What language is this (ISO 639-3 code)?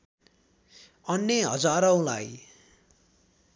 nep